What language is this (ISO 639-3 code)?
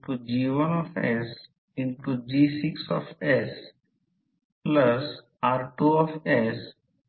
mar